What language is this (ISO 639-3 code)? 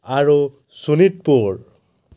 asm